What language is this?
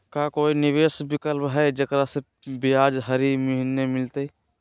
Magahi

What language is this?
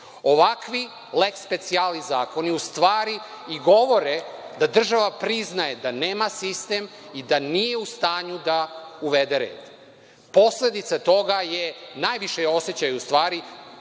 Serbian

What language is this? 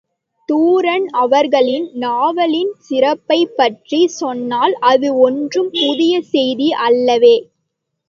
Tamil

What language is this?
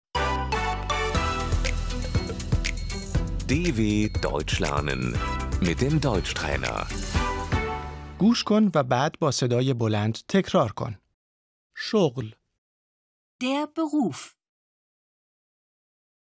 Persian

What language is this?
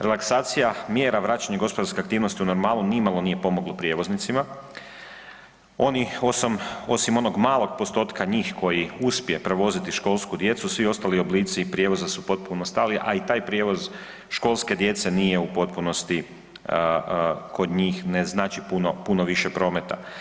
Croatian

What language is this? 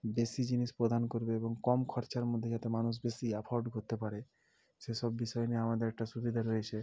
Bangla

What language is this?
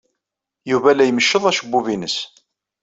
Kabyle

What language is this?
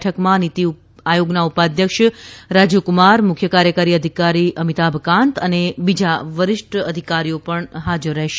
Gujarati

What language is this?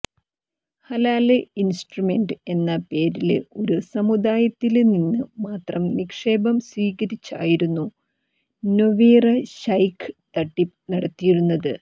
Malayalam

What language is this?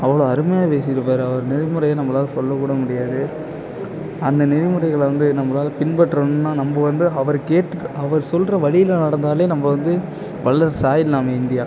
Tamil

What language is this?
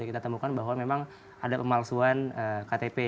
Indonesian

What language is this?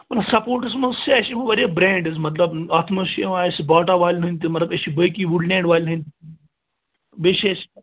Kashmiri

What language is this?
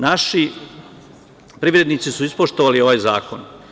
Serbian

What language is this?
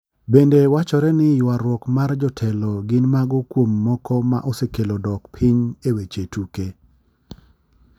Luo (Kenya and Tanzania)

